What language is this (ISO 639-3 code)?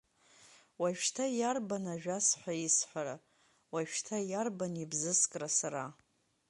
abk